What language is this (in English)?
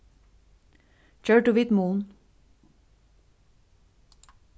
Faroese